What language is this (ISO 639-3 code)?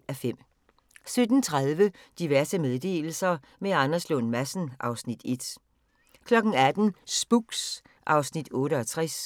dan